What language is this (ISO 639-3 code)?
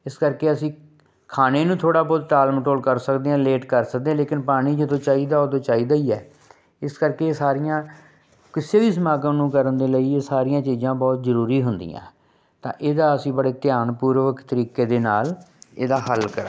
pan